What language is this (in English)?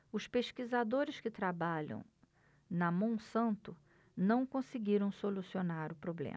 Portuguese